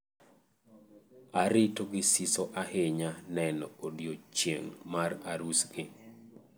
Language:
Luo (Kenya and Tanzania)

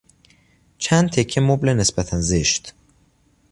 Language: Persian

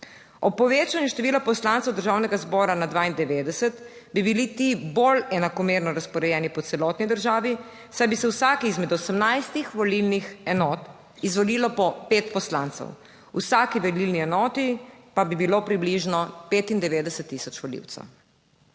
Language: Slovenian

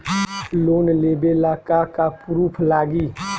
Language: Bhojpuri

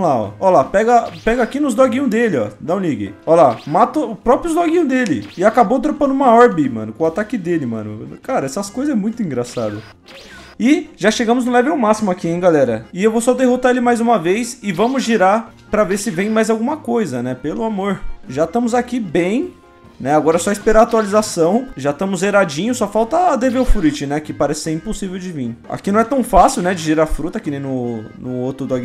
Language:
Portuguese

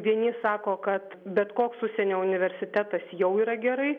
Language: Lithuanian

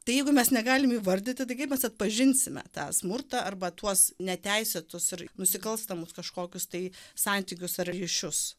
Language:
Lithuanian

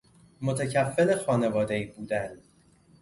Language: Persian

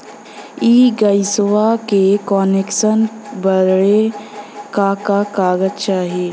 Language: Bhojpuri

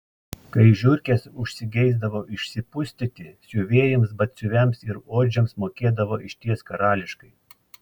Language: Lithuanian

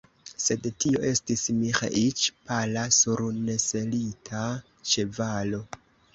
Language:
Esperanto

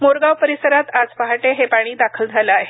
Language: Marathi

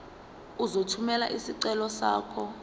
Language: Zulu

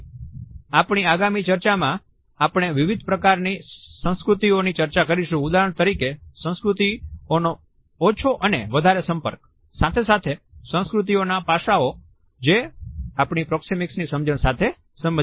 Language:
Gujarati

